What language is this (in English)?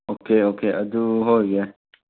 Manipuri